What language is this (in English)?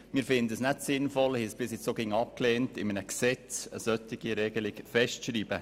Swiss German